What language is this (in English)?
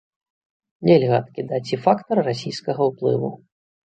Belarusian